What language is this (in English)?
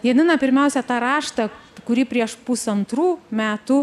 Lithuanian